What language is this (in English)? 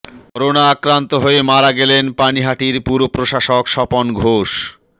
Bangla